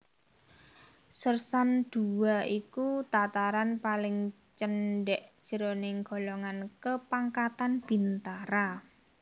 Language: Javanese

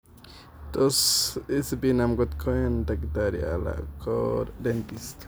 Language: Kalenjin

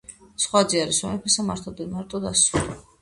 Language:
Georgian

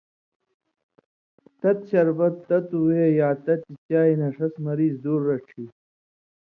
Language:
Indus Kohistani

